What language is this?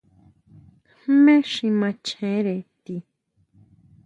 Huautla Mazatec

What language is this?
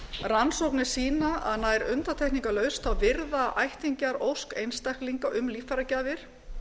Icelandic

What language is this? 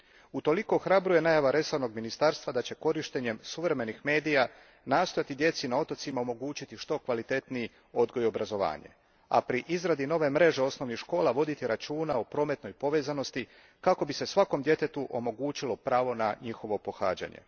Croatian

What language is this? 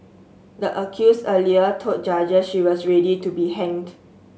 English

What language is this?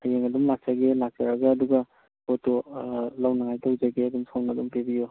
Manipuri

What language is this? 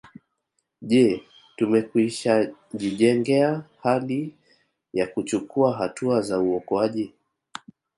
Swahili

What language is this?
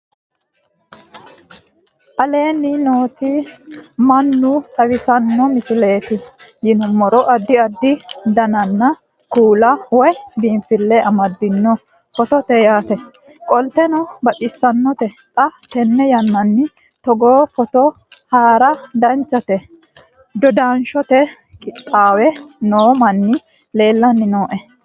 Sidamo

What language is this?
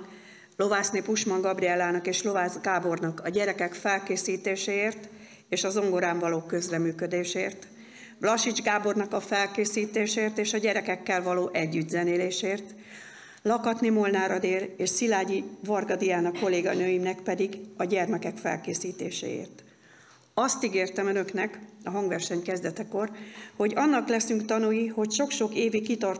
Hungarian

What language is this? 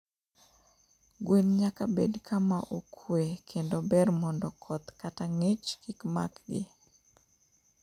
Luo (Kenya and Tanzania)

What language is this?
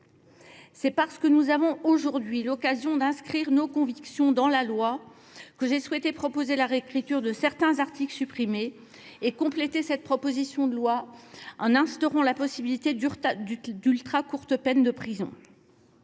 French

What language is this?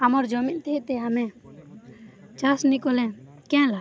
Odia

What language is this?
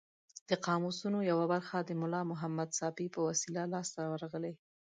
Pashto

